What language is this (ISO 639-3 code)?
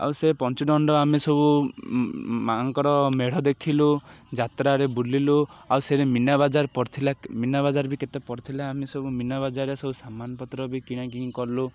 ori